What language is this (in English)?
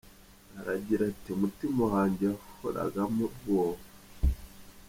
Kinyarwanda